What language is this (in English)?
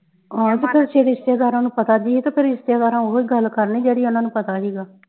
Punjabi